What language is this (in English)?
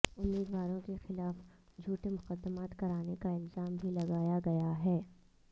Urdu